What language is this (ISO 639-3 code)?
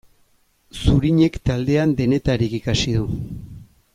eus